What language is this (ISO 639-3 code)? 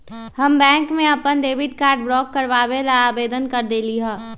mag